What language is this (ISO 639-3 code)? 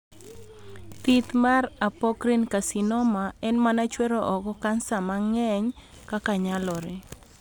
luo